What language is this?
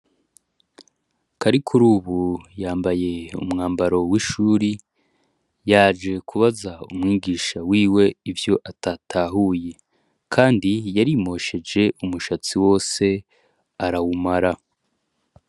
Rundi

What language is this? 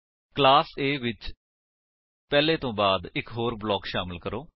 Punjabi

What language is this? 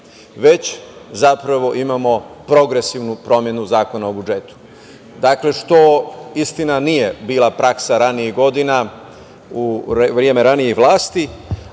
Serbian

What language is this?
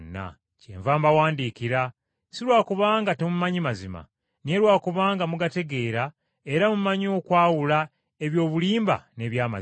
Ganda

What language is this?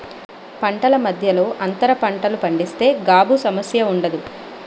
Telugu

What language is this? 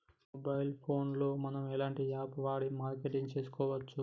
Telugu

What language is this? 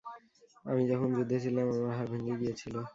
Bangla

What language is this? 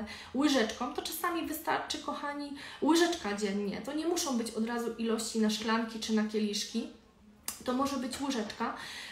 Polish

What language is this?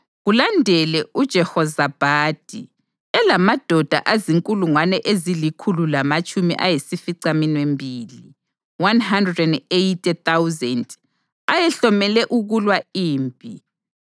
North Ndebele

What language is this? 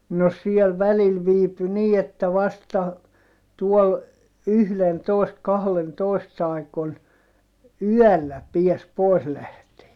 Finnish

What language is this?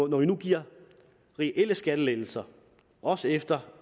Danish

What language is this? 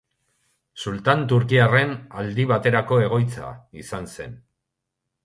Basque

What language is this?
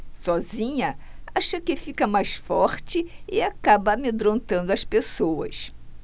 Portuguese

